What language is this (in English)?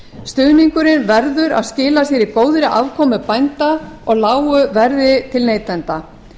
Icelandic